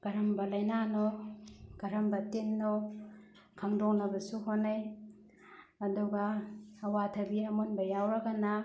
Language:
Manipuri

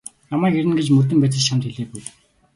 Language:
Mongolian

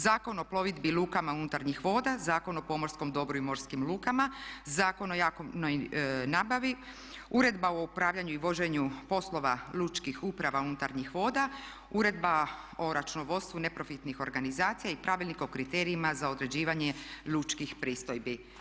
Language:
Croatian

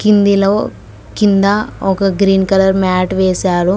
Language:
Telugu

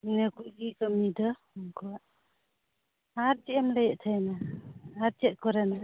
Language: Santali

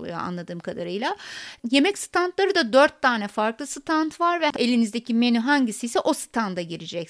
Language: Turkish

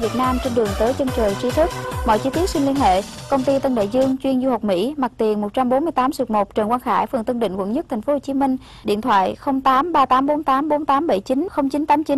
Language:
Vietnamese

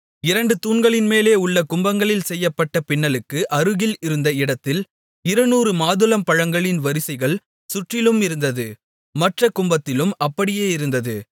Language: Tamil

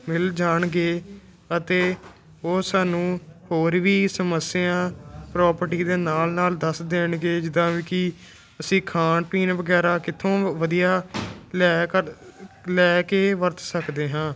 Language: Punjabi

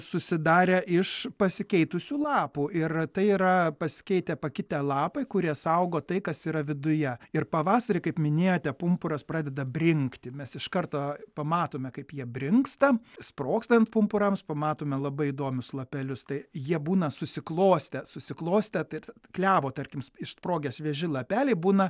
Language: Lithuanian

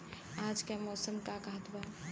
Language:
Bhojpuri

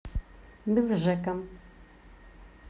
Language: Russian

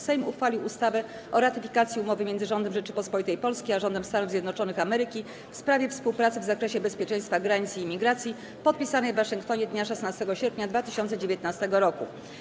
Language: Polish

